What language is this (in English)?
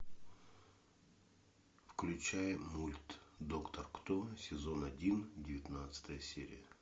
Russian